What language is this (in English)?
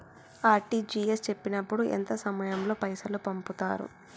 Telugu